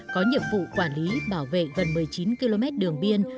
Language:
Vietnamese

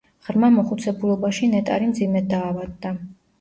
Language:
Georgian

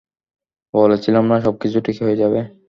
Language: Bangla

